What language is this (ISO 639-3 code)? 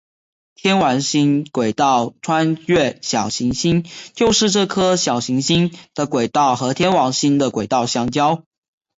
zho